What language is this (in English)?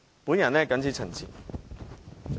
Cantonese